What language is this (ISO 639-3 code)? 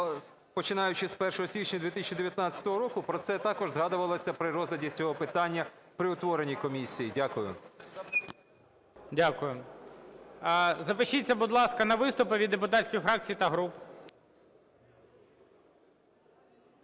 ukr